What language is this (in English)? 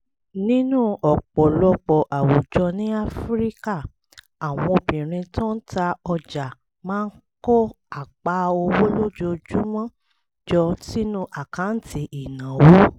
Yoruba